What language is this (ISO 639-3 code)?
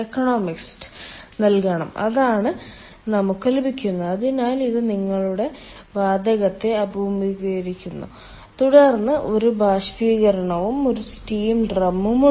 mal